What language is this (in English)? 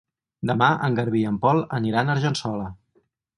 Catalan